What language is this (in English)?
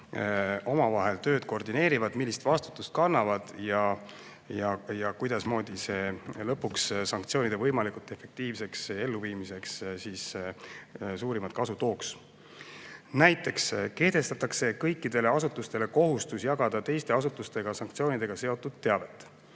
Estonian